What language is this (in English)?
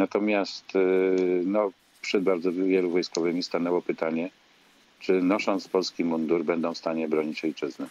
Polish